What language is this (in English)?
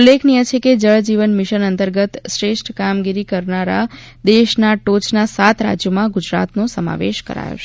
Gujarati